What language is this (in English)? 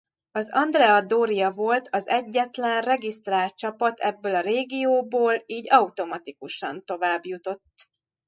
Hungarian